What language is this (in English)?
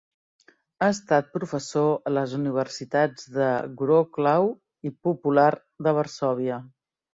Catalan